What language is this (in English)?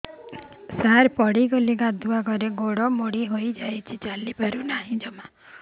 Odia